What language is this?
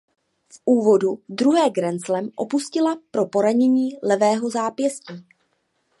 Czech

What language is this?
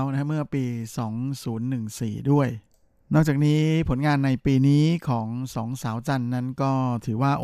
Thai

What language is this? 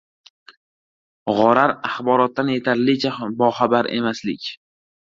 Uzbek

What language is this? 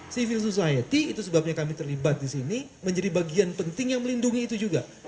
Indonesian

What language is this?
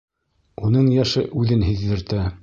Bashkir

